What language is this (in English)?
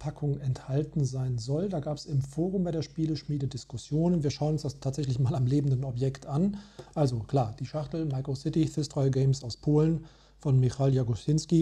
German